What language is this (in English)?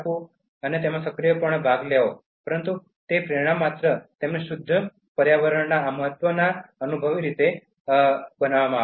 Gujarati